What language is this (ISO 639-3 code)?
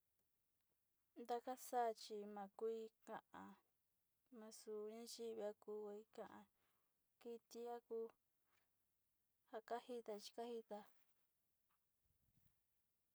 xti